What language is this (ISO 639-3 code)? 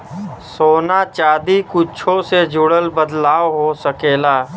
bho